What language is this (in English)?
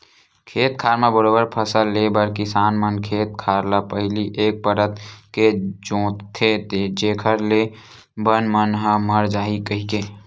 Chhattisgarhi